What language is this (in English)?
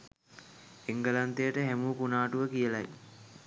Sinhala